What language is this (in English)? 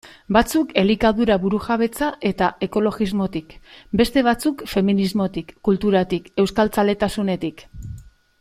Basque